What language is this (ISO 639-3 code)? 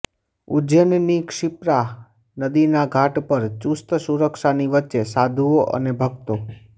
guj